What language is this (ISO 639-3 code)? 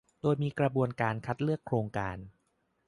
tha